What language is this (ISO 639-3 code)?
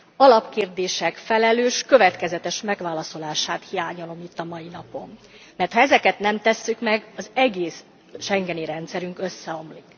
hun